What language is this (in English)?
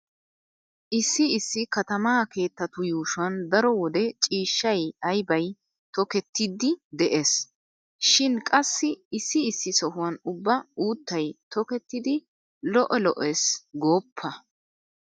Wolaytta